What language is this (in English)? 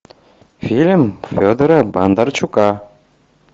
Russian